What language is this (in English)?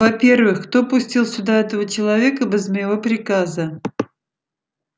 Russian